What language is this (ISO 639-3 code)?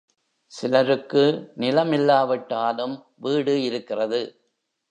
tam